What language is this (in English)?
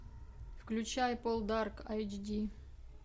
Russian